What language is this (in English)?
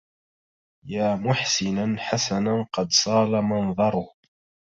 Arabic